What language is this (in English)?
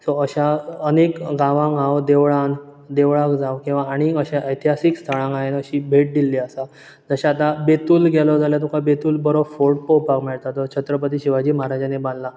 Konkani